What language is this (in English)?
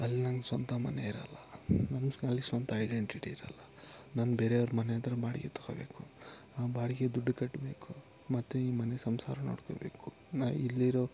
Kannada